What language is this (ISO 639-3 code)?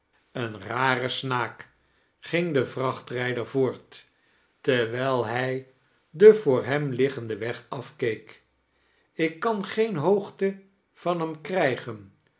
nld